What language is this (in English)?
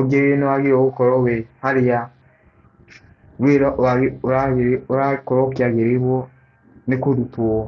Kikuyu